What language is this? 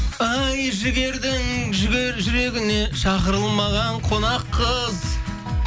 Kazakh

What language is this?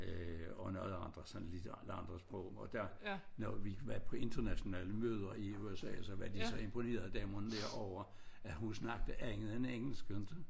Danish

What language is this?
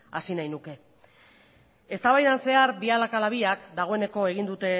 Basque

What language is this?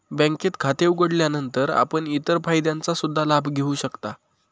Marathi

